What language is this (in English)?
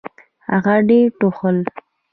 Pashto